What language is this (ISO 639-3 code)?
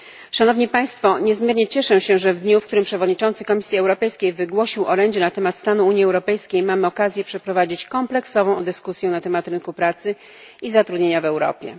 pol